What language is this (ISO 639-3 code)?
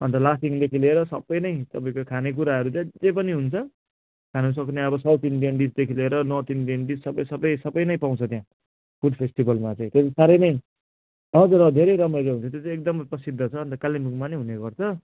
nep